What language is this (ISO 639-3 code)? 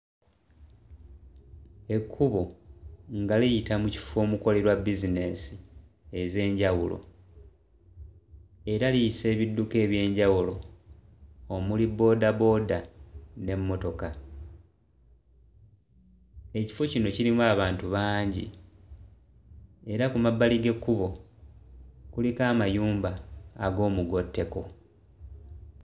lug